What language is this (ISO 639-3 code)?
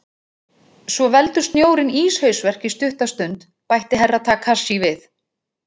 isl